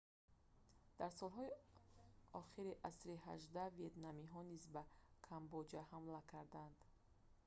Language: Tajik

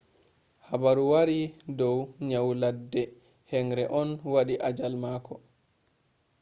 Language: Fula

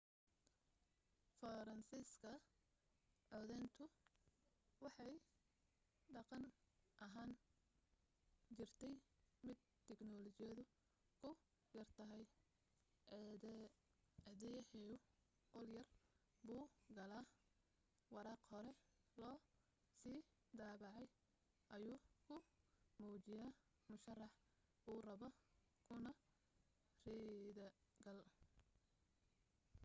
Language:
Somali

